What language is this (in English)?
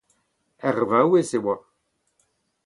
Breton